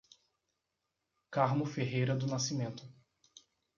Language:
Portuguese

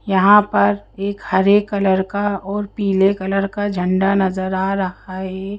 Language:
Hindi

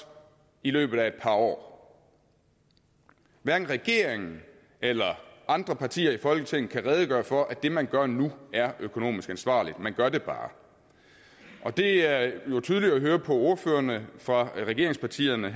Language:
Danish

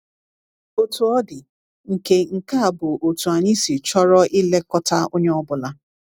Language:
Igbo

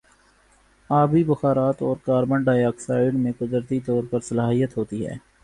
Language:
Urdu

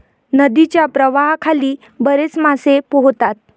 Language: Marathi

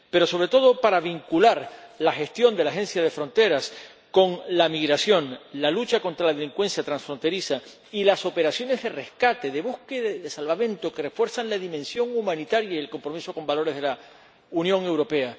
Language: Spanish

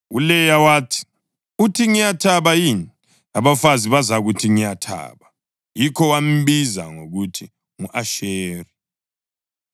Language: North Ndebele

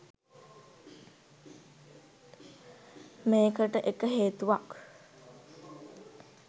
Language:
Sinhala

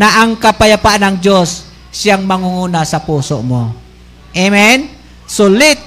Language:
Filipino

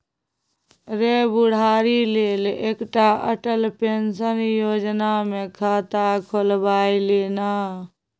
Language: Maithili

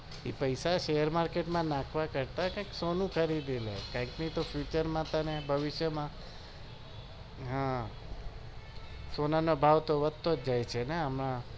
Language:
Gujarati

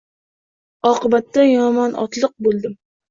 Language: Uzbek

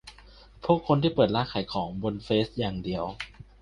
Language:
Thai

